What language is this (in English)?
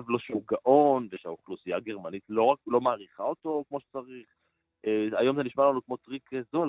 Hebrew